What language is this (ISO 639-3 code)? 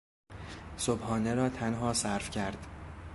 fas